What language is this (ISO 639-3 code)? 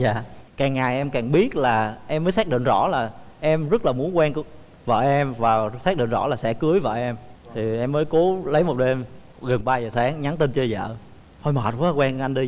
vie